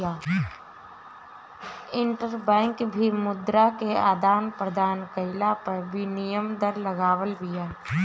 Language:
Bhojpuri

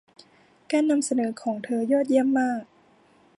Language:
Thai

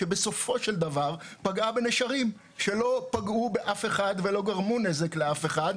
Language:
Hebrew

